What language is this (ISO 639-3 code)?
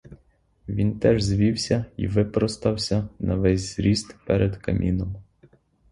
ukr